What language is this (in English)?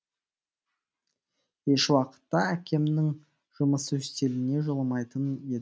Kazakh